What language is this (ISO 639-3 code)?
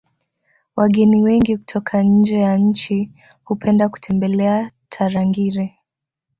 swa